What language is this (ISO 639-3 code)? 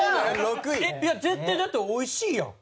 jpn